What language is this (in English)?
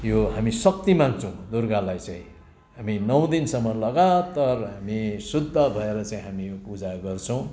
Nepali